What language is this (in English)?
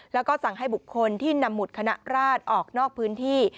Thai